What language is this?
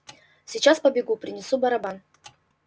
Russian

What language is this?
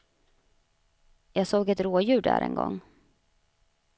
Swedish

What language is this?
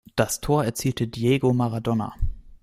German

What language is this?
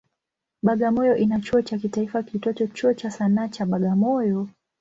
Swahili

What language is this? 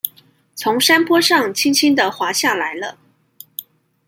Chinese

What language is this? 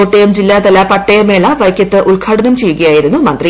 Malayalam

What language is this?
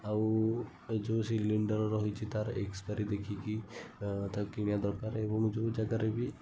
Odia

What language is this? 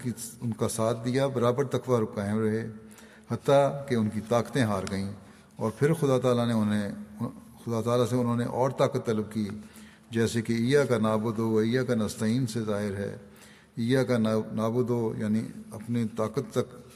Urdu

